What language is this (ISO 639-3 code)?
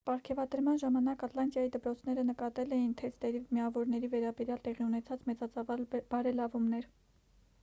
hye